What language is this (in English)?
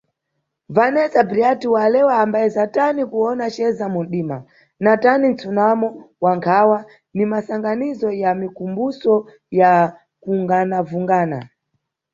Nyungwe